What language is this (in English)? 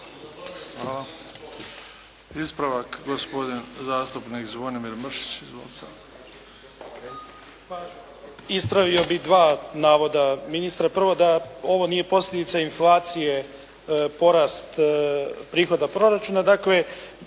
Croatian